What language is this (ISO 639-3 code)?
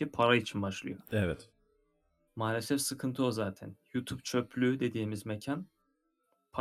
tur